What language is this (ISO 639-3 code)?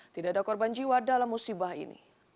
ind